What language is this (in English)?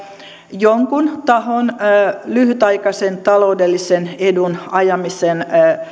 Finnish